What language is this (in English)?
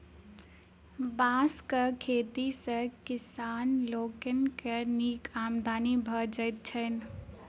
Maithili